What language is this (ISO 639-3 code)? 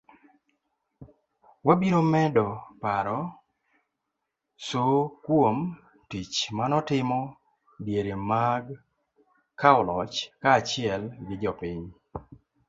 luo